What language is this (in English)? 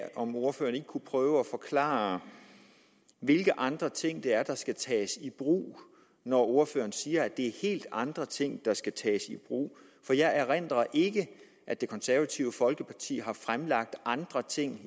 Danish